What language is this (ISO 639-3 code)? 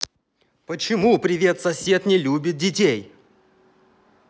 rus